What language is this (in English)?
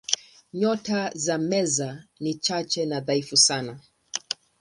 Swahili